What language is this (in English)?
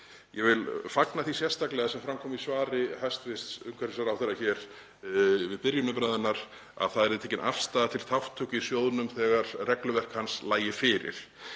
Icelandic